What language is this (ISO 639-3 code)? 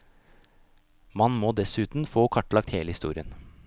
nor